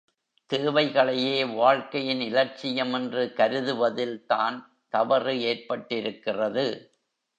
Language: Tamil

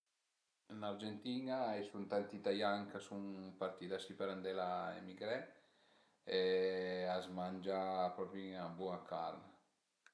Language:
Piedmontese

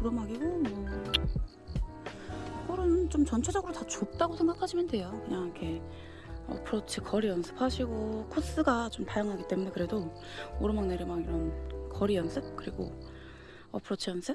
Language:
Korean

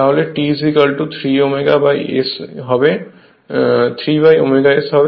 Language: Bangla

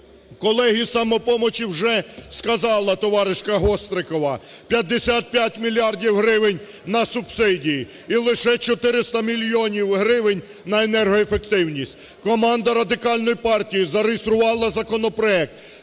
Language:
Ukrainian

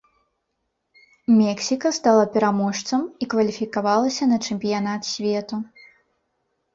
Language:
Belarusian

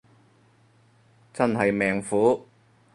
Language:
Cantonese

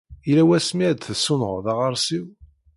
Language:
Kabyle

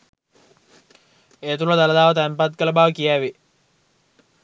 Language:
Sinhala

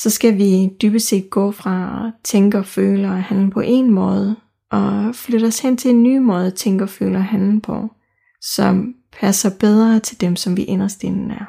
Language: Danish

